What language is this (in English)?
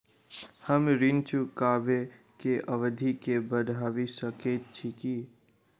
Maithili